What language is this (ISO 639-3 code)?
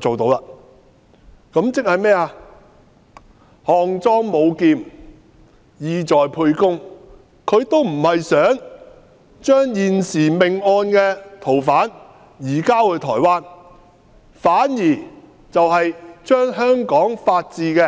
yue